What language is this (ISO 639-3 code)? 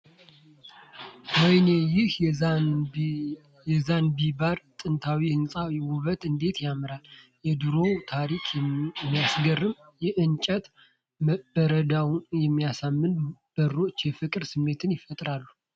amh